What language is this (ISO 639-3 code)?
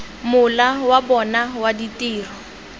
tsn